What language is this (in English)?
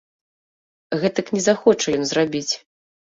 Belarusian